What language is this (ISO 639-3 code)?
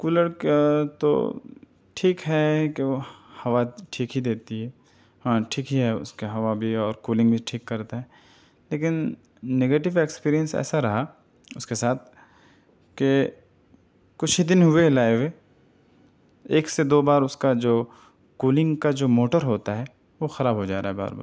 urd